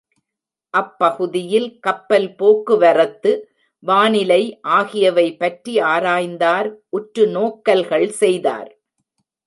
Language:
Tamil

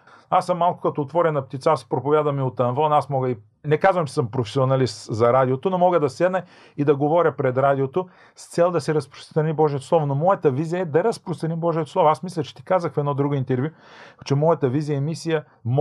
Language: Bulgarian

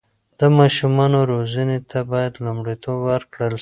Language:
Pashto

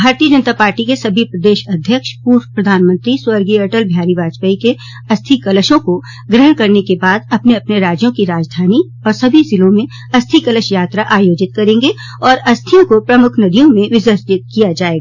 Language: Hindi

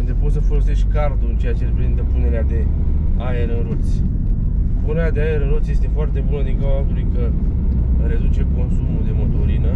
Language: Romanian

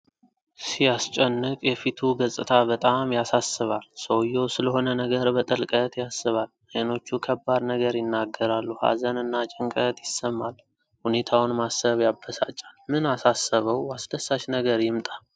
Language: Amharic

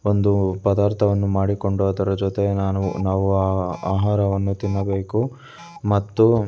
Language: Kannada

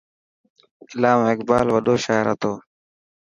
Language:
Dhatki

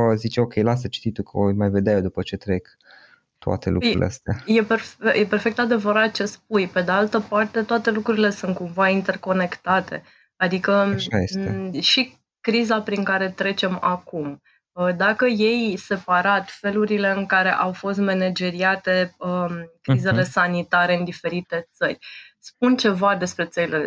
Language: Romanian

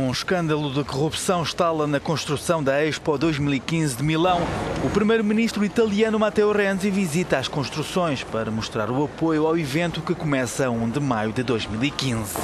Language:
Portuguese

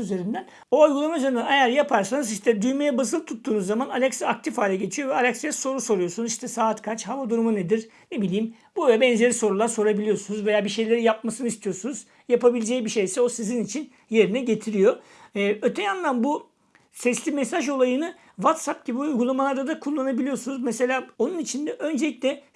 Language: Turkish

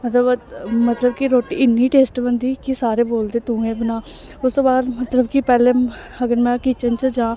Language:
Dogri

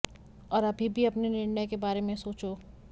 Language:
Hindi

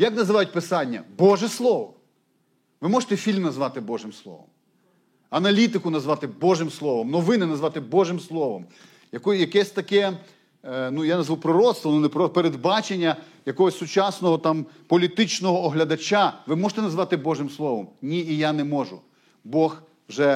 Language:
Ukrainian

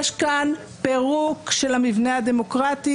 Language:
Hebrew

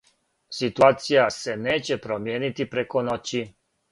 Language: Serbian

